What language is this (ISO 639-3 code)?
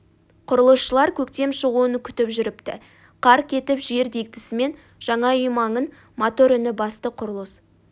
kaz